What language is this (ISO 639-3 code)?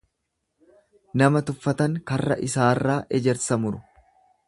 orm